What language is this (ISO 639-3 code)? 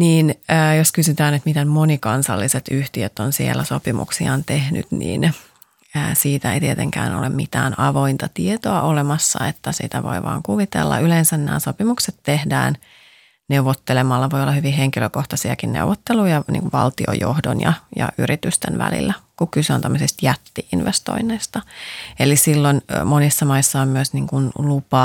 fin